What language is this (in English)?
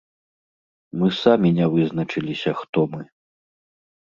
Belarusian